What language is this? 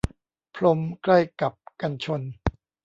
Thai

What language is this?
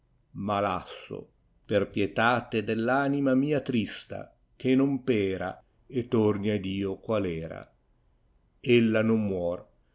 Italian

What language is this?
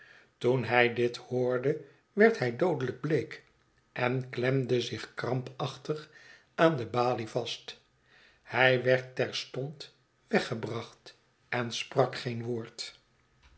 Dutch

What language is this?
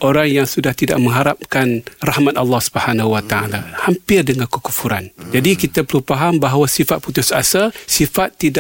Malay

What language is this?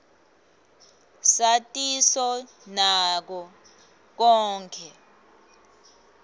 Swati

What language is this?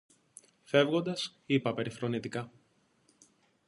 Greek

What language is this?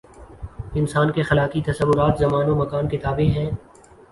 Urdu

